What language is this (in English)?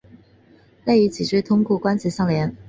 Chinese